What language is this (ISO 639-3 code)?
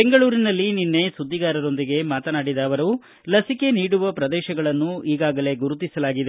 kan